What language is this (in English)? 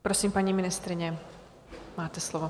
Czech